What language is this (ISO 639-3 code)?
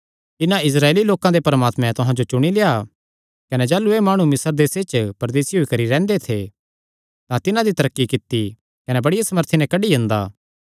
xnr